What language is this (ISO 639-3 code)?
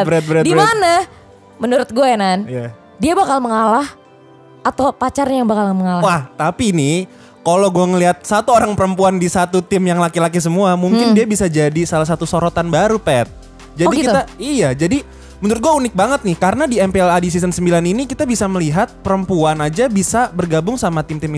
ind